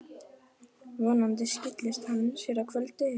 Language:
Icelandic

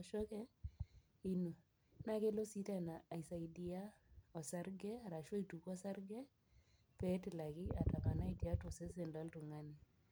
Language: Masai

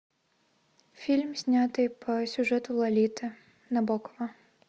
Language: Russian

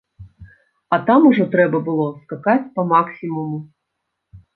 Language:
Belarusian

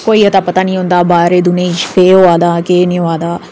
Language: Dogri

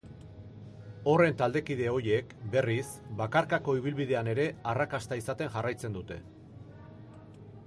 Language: Basque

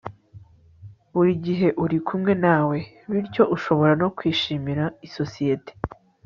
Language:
Kinyarwanda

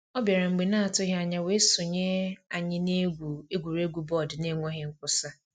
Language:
Igbo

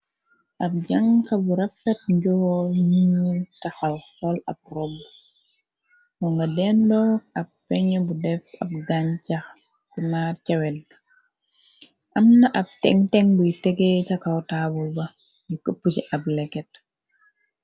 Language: Wolof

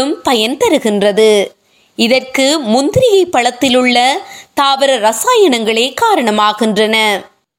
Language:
Tamil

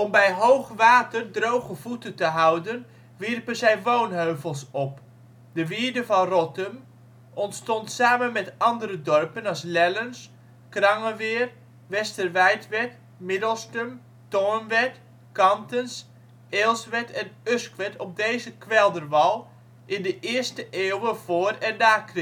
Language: Dutch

